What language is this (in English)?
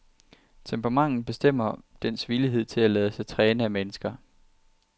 Danish